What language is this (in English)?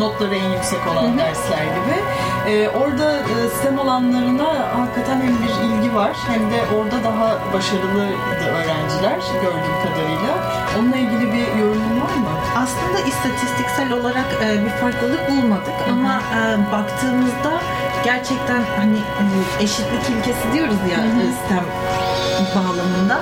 Turkish